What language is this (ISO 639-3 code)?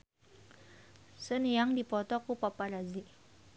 sun